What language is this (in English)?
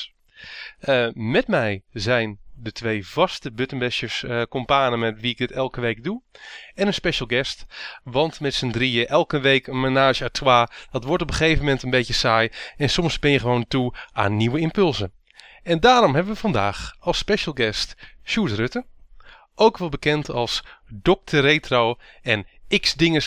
Dutch